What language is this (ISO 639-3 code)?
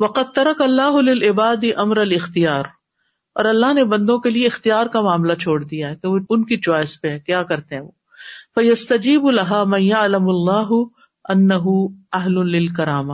urd